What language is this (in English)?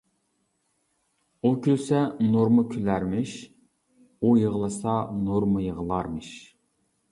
Uyghur